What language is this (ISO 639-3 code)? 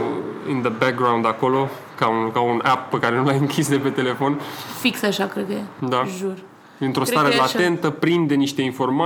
ron